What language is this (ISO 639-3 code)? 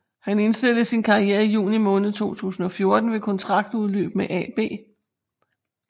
dan